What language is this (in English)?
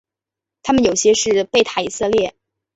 Chinese